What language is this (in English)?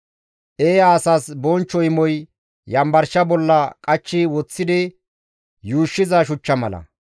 Gamo